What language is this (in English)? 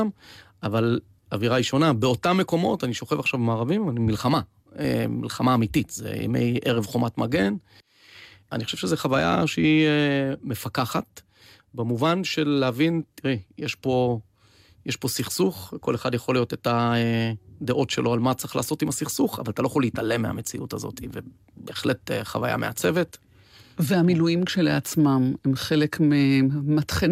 Hebrew